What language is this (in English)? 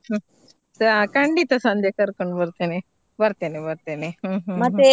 Kannada